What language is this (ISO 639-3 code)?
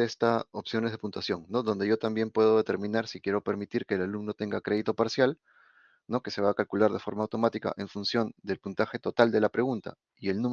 spa